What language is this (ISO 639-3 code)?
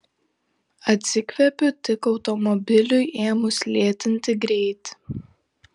lit